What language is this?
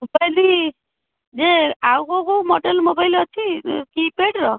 Odia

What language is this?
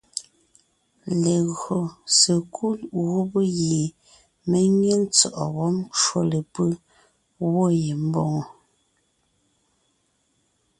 Ngiemboon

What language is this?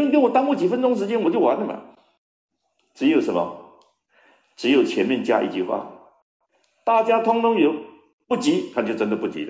Chinese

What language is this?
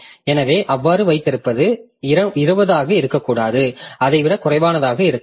Tamil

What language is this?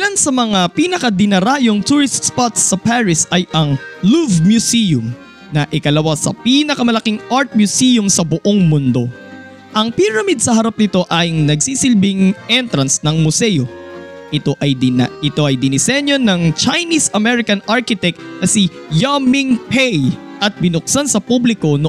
Filipino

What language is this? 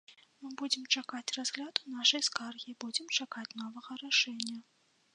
Belarusian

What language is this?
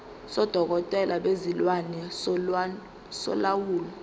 Zulu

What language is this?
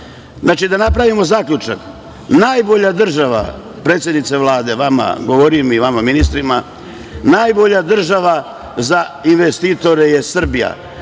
Serbian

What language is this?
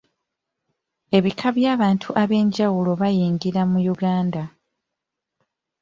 Ganda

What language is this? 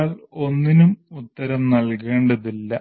Malayalam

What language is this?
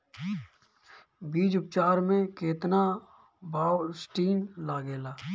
Bhojpuri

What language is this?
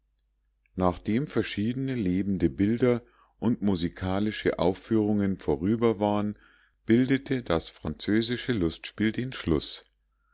German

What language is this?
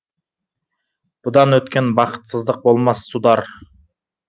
Kazakh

